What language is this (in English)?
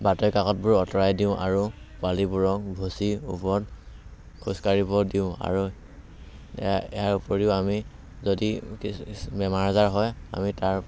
Assamese